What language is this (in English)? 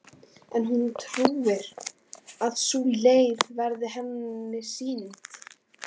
Icelandic